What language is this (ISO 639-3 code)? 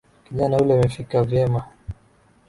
swa